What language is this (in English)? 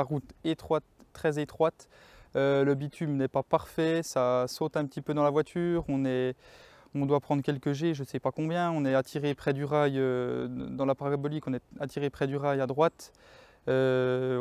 French